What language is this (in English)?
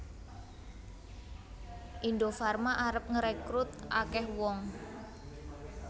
Javanese